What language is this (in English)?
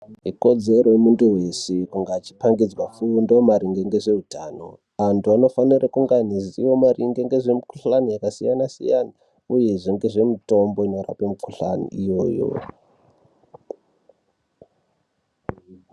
Ndau